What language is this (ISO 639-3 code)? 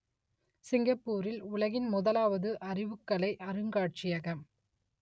tam